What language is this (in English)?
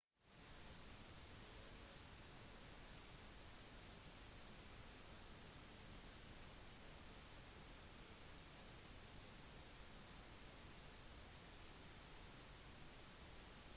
Norwegian Bokmål